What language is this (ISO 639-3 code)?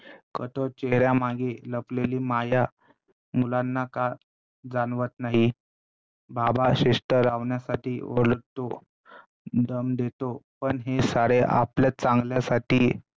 mar